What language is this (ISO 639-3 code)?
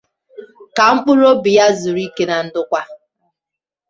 ibo